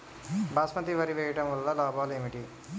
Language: Telugu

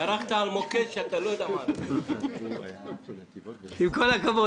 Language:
Hebrew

